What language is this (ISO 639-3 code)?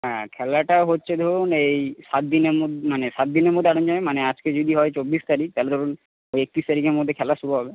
ben